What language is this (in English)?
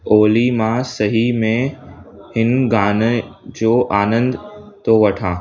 Sindhi